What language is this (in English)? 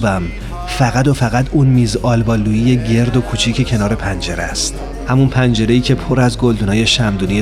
Persian